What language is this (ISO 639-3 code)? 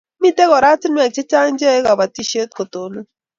kln